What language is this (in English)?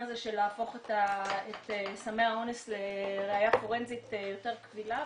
Hebrew